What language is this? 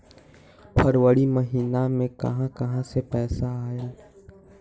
Magahi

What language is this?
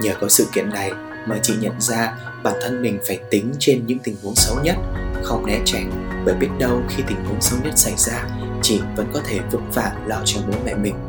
Vietnamese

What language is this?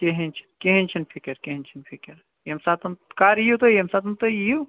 Kashmiri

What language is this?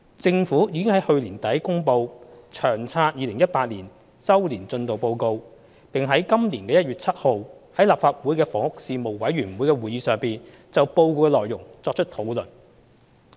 Cantonese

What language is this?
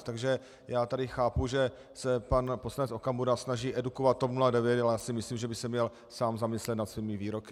Czech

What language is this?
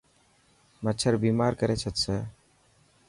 Dhatki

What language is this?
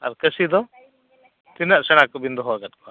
Santali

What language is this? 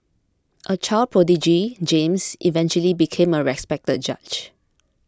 English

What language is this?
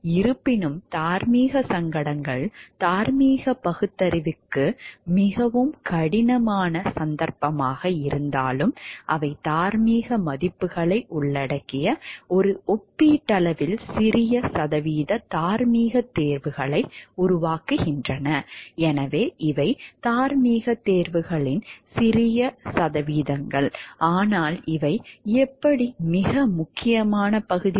Tamil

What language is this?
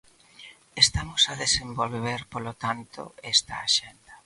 Galician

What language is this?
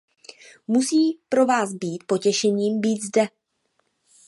Czech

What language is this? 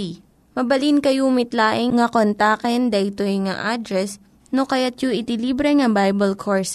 Filipino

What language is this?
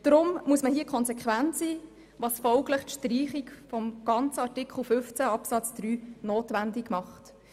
Swiss German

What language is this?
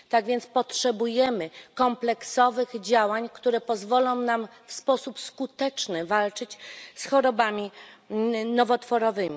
Polish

